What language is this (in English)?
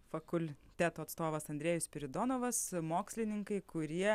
Lithuanian